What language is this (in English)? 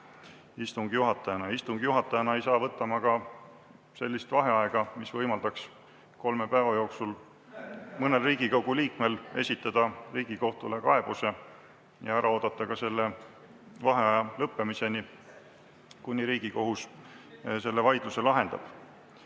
Estonian